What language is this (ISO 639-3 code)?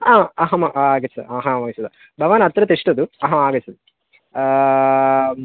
san